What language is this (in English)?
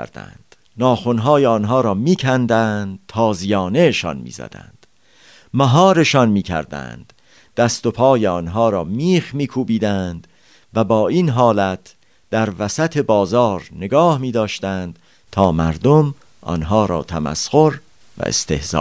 Persian